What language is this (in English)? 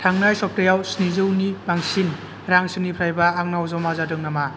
Bodo